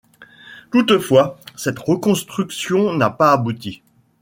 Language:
French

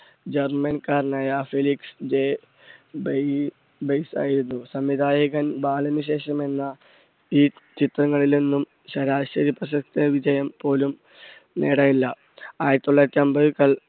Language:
Malayalam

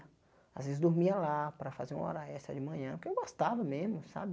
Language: Portuguese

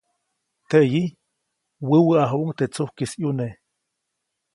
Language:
Copainalá Zoque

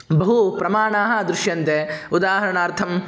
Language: Sanskrit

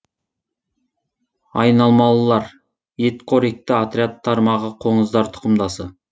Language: Kazakh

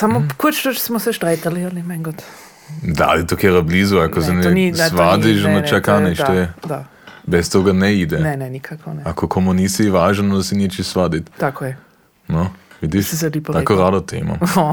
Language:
Croatian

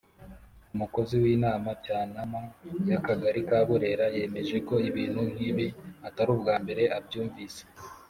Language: Kinyarwanda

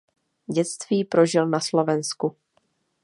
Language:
Czech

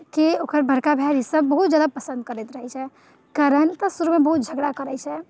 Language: Maithili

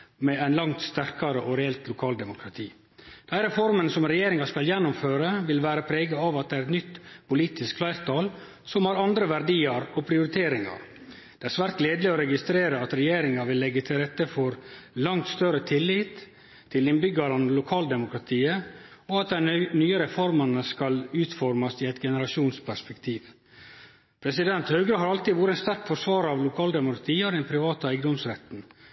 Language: Norwegian Nynorsk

